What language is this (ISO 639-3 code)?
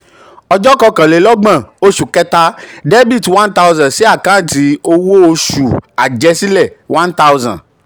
yor